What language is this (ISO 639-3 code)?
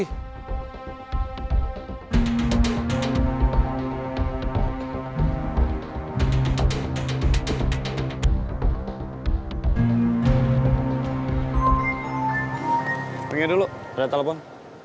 ind